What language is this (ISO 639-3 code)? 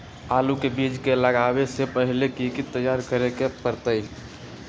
mag